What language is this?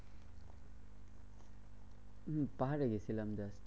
Bangla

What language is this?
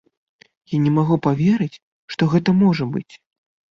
Belarusian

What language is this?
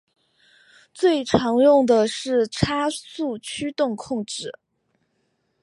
Chinese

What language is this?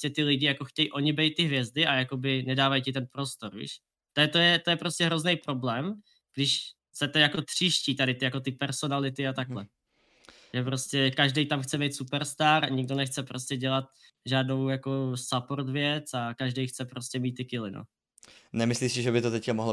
Czech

